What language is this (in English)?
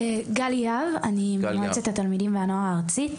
Hebrew